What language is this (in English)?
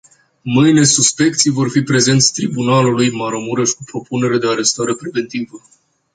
Romanian